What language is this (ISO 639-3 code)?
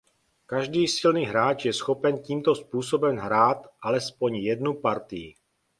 ces